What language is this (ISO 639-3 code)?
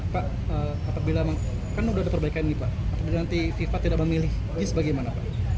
ind